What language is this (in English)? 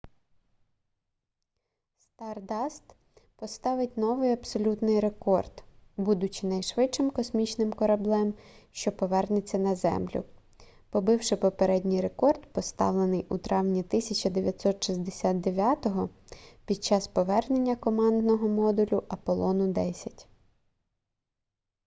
Ukrainian